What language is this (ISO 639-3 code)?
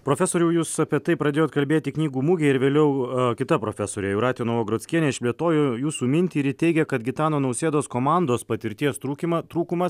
lit